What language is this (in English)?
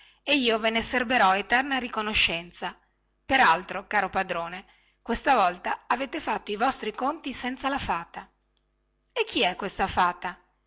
Italian